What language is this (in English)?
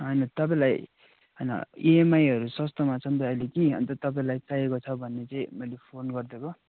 Nepali